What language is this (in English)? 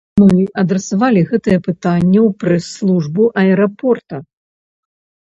Belarusian